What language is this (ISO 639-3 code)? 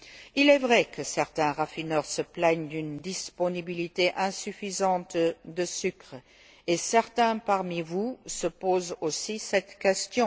fra